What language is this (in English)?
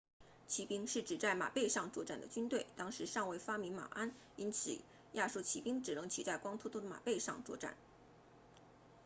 Chinese